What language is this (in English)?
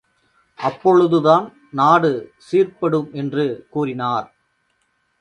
Tamil